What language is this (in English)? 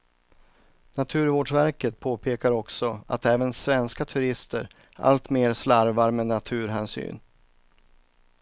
Swedish